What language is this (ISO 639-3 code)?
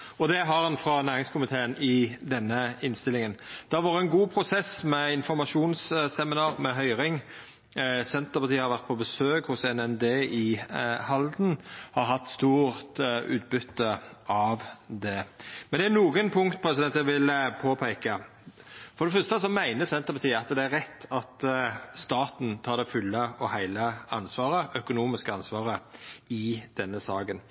nno